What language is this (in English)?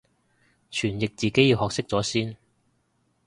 Cantonese